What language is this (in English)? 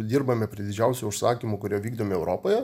Lithuanian